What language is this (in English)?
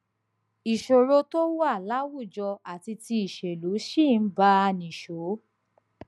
Yoruba